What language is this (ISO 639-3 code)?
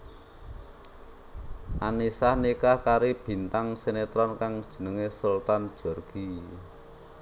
jav